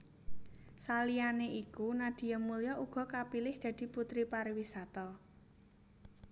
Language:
Javanese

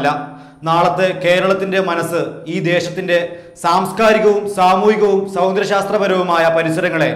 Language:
Hindi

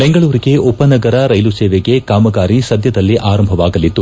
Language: Kannada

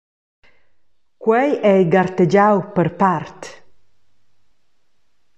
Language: Romansh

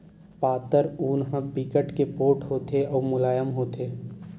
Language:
Chhattisgarhi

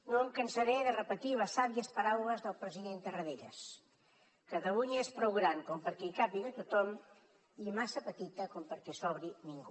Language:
Catalan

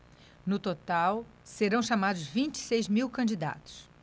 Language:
Portuguese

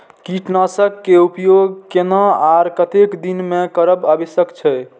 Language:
Maithili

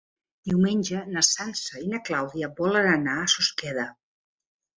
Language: Catalan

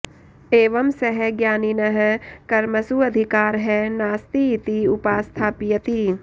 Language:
Sanskrit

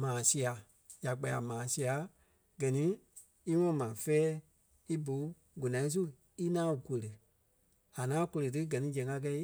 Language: Kpelle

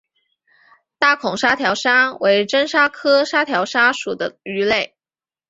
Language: Chinese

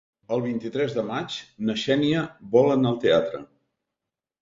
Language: Catalan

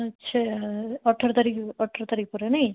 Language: Odia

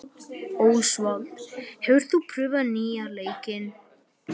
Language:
Icelandic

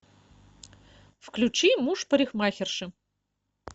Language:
Russian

